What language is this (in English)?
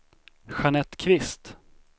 Swedish